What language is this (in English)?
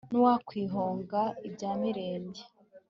Kinyarwanda